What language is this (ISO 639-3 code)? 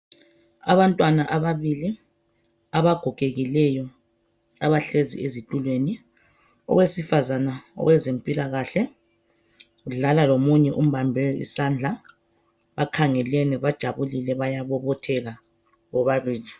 nde